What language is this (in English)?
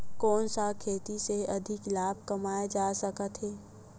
Chhattisgarhi